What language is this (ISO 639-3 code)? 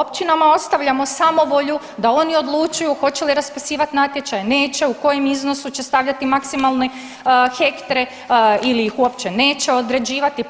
hrv